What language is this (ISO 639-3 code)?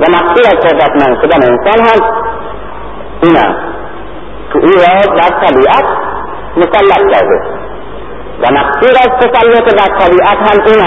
fas